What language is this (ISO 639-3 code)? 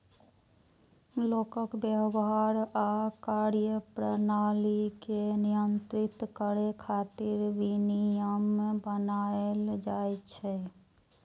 mai